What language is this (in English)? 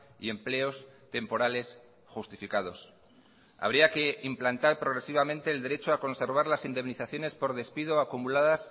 Spanish